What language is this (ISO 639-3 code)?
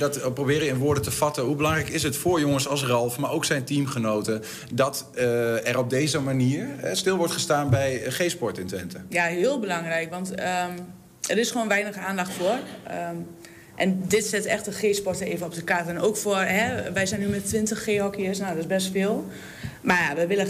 nld